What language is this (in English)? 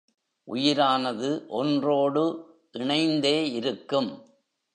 Tamil